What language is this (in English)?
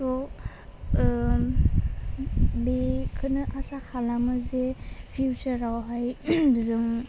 Bodo